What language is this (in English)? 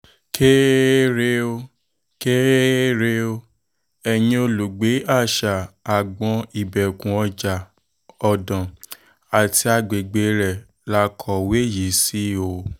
Yoruba